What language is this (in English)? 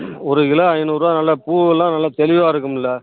Tamil